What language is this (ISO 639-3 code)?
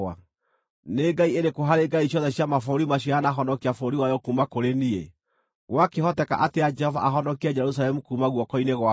kik